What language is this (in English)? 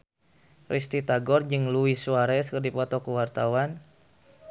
Sundanese